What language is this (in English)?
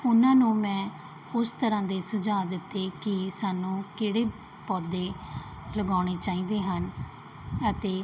Punjabi